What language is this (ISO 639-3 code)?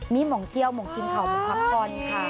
tha